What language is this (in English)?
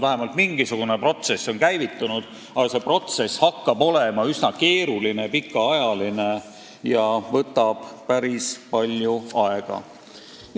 Estonian